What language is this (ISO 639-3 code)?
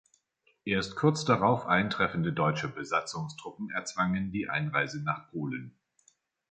deu